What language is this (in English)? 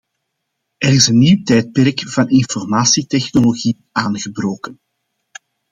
Dutch